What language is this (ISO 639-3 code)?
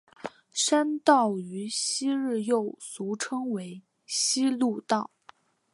zho